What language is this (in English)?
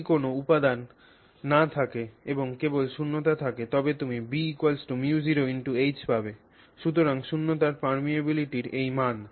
Bangla